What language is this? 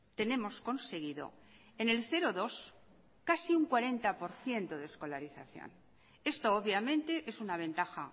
Spanish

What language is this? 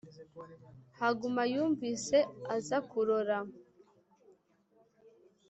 Kinyarwanda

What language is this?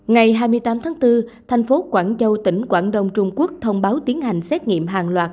Vietnamese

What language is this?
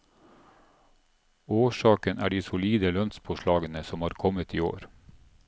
Norwegian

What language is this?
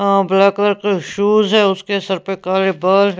Hindi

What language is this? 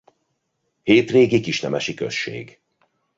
Hungarian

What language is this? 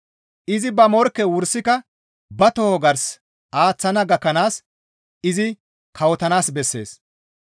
Gamo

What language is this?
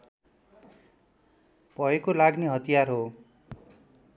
Nepali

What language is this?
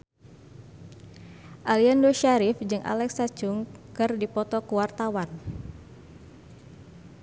Sundanese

